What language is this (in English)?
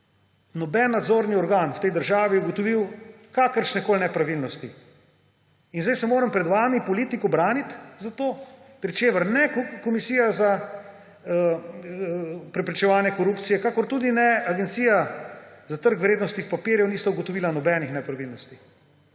Slovenian